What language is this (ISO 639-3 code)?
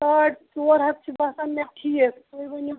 kas